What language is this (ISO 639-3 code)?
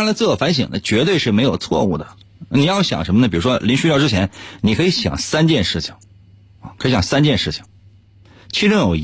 zho